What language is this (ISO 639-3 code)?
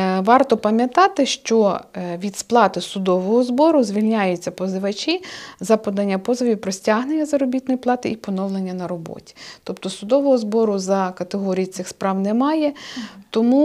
ukr